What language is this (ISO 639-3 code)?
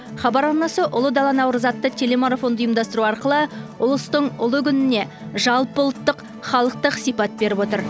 kaz